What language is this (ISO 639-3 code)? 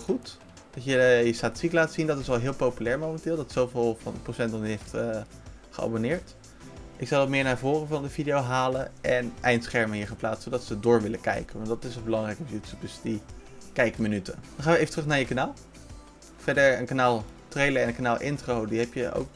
nld